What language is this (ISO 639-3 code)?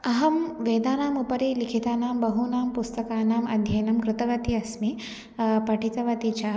san